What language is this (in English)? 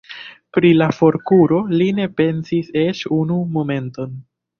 Esperanto